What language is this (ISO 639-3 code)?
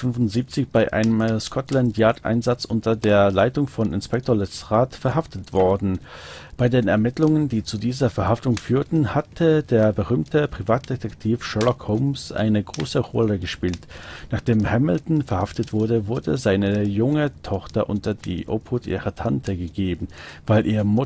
deu